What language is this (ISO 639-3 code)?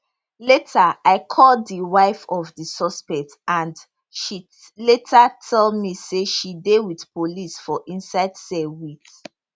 pcm